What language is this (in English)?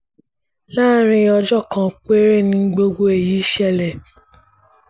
Yoruba